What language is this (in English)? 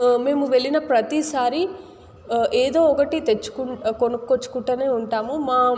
Telugu